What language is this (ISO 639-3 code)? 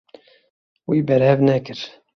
kur